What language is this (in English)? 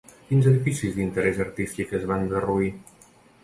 Catalan